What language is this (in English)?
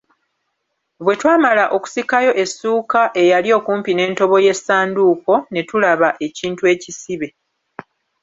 Ganda